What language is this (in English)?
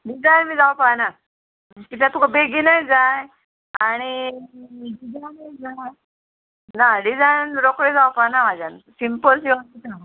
Konkani